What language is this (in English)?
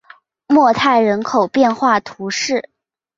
Chinese